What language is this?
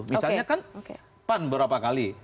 Indonesian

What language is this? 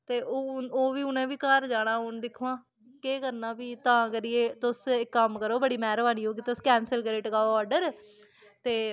Dogri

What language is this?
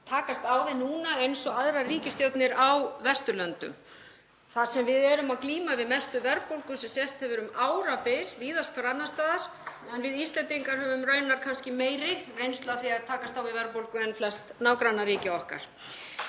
Icelandic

